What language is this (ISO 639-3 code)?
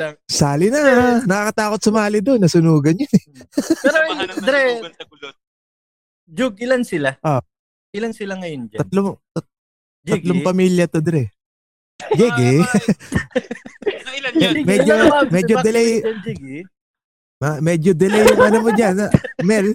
fil